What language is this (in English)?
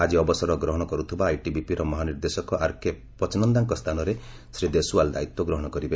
Odia